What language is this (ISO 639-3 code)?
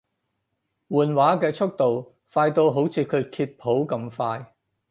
yue